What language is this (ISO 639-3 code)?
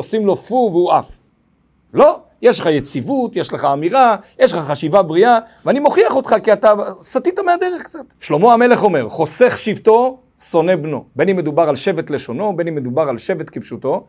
heb